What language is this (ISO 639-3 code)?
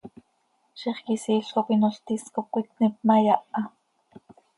sei